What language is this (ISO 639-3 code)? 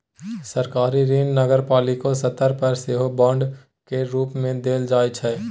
mai